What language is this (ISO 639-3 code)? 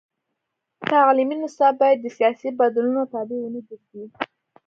pus